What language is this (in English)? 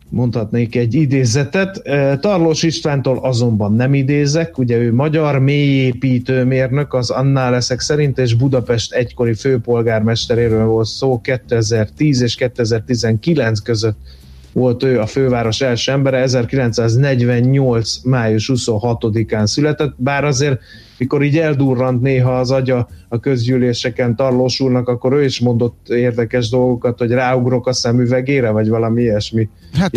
Hungarian